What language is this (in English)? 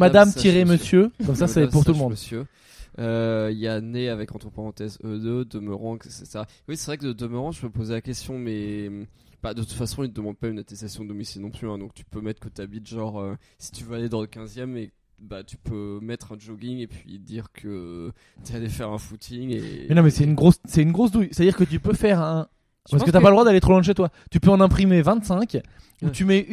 French